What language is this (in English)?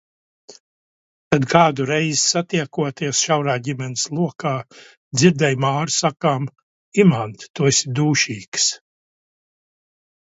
Latvian